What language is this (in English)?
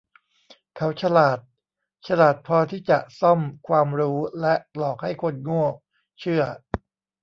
Thai